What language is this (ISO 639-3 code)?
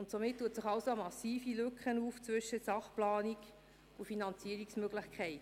gsw